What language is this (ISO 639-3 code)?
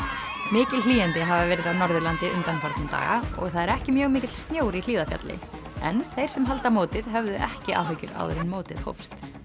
isl